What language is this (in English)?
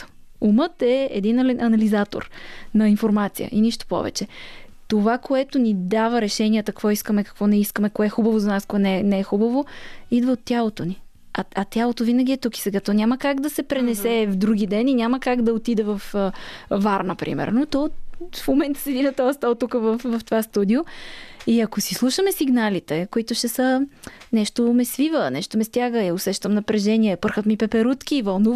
Bulgarian